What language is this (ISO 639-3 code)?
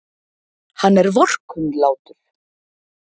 isl